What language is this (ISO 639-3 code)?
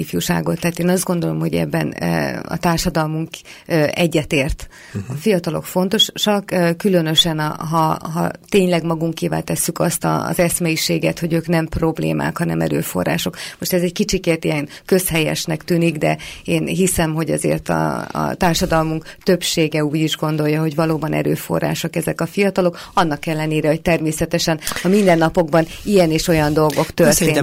hun